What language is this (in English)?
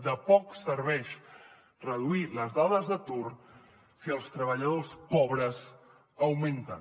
Catalan